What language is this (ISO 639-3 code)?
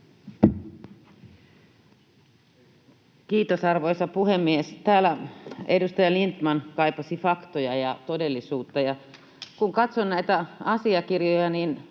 fin